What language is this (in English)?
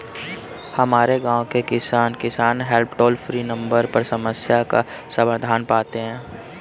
Hindi